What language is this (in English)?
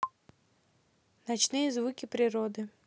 Russian